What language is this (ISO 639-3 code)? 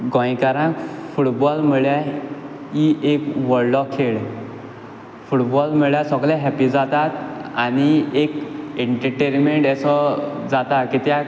kok